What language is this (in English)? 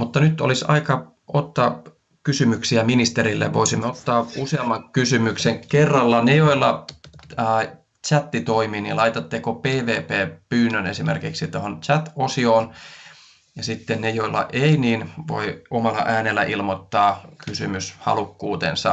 Finnish